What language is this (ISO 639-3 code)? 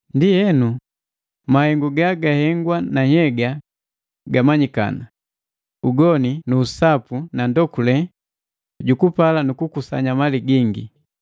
mgv